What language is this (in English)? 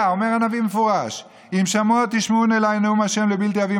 Hebrew